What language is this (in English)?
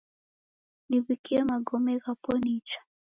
Taita